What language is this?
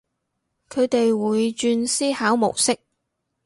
Cantonese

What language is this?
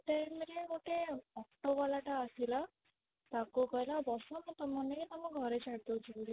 Odia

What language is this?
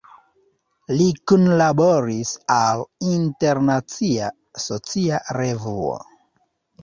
Esperanto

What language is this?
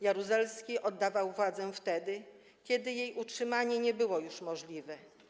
Polish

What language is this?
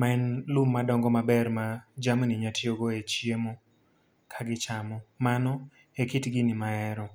Luo (Kenya and Tanzania)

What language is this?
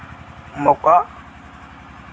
Dogri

